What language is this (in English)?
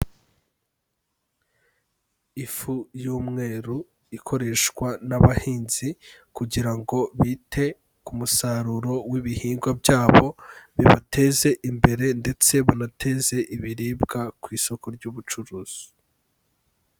Kinyarwanda